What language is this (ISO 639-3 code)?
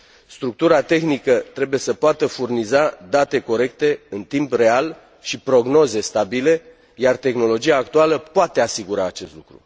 ron